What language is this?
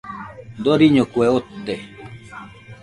Nüpode Huitoto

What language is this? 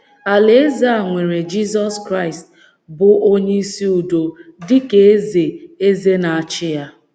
Igbo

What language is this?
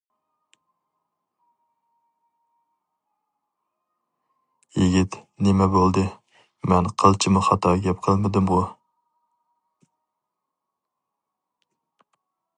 Uyghur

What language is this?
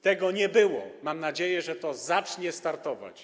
Polish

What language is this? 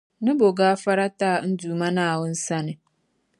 Dagbani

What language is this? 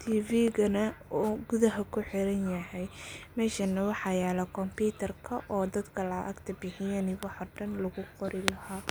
Somali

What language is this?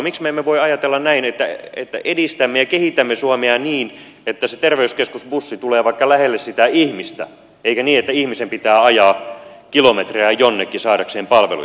Finnish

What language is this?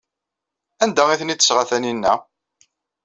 Kabyle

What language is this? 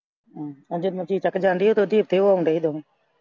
Punjabi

